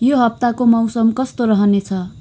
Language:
Nepali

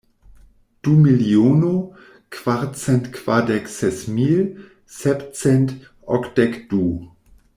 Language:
Esperanto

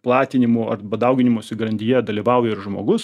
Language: Lithuanian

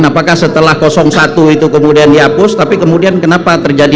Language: Indonesian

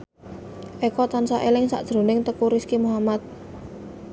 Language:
Javanese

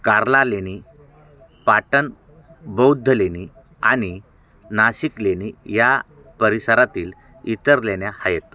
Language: Marathi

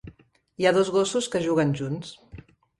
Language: Catalan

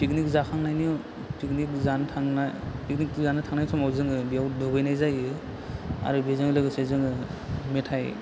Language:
Bodo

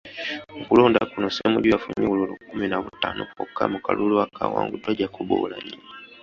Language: Ganda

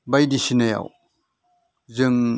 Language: Bodo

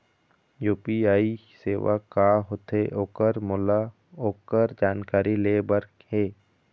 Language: Chhattisgarhi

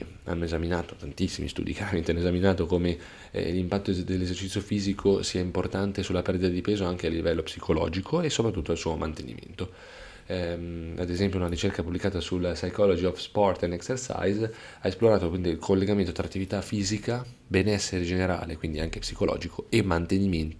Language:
Italian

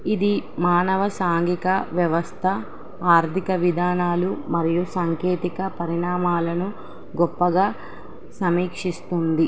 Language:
Telugu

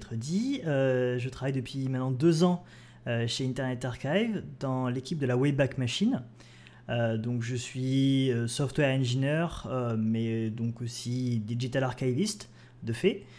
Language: French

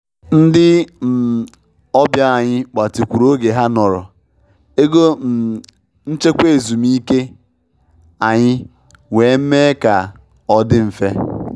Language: Igbo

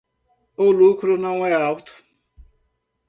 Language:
Portuguese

